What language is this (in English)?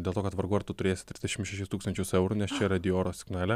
Lithuanian